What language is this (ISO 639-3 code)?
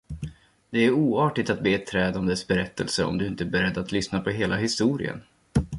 swe